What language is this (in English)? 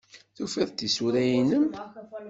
Kabyle